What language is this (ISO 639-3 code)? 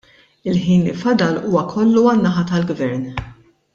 mlt